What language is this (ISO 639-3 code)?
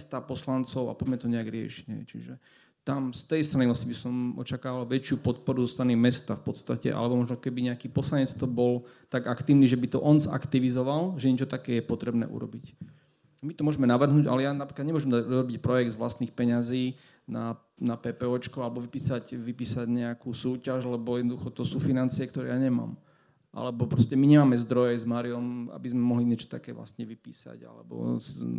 slk